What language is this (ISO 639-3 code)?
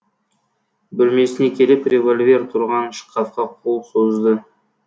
kaz